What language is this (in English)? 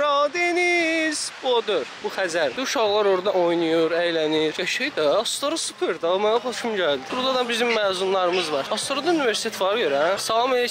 Turkish